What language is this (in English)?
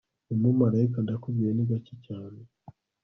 Kinyarwanda